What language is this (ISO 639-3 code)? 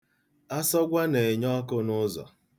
ibo